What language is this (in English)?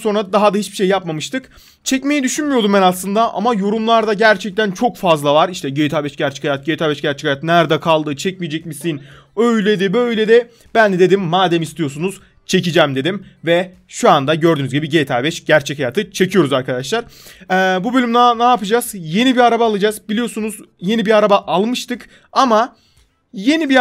Turkish